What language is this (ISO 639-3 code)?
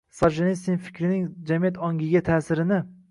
uzb